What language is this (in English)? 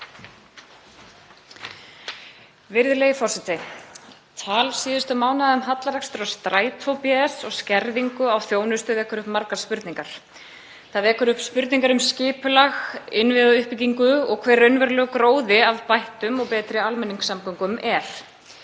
Icelandic